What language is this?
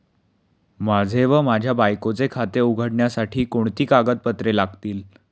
Marathi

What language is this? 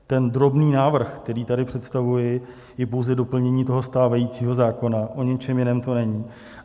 Czech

